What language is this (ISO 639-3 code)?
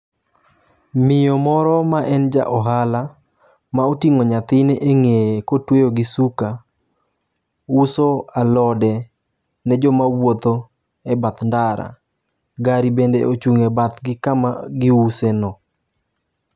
luo